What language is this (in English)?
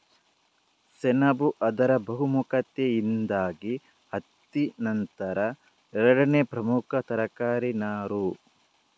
Kannada